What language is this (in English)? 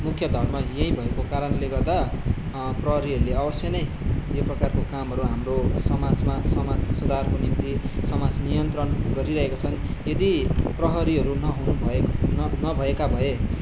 Nepali